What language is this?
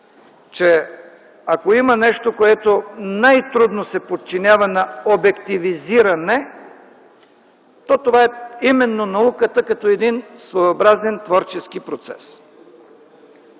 Bulgarian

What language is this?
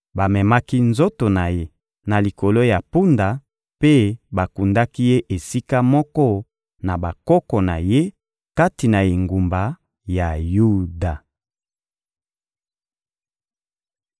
Lingala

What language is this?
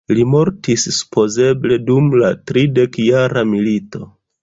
Esperanto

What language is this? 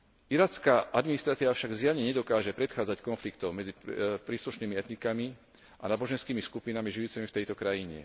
Slovak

